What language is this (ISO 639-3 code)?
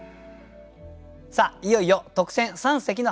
jpn